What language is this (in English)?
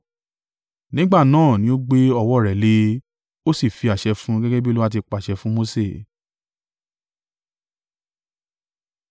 Yoruba